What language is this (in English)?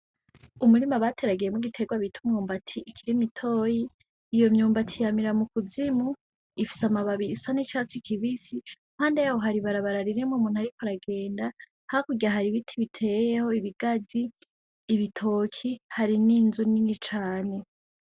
Rundi